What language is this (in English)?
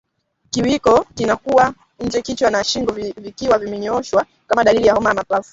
Swahili